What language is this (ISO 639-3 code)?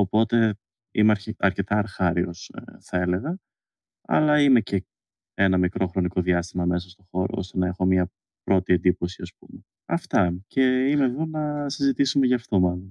ell